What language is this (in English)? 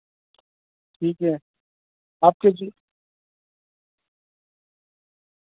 Urdu